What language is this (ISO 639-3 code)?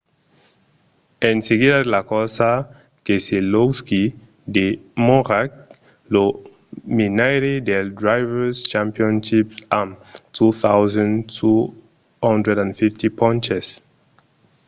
oci